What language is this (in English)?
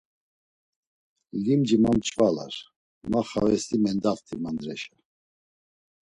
Laz